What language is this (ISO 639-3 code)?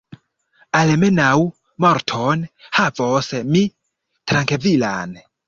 epo